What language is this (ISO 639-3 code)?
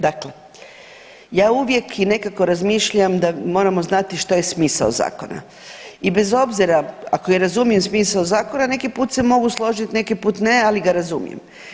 hrv